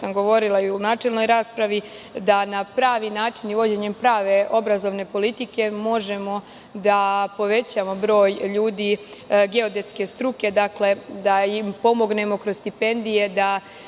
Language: Serbian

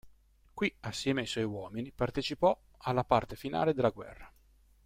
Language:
Italian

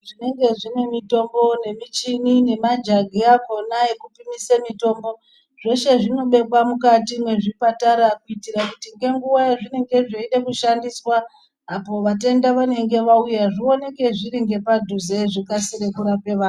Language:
Ndau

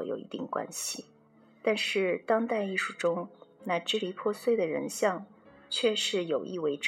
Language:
Chinese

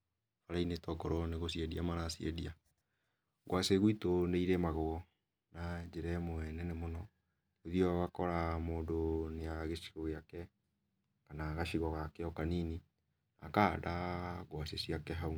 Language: Kikuyu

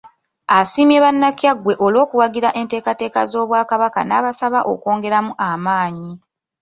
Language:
Ganda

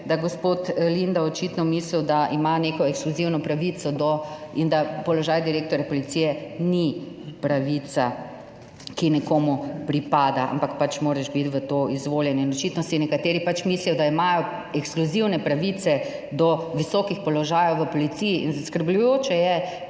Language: Slovenian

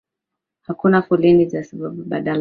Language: Swahili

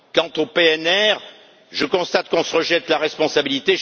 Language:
French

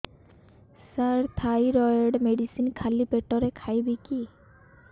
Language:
Odia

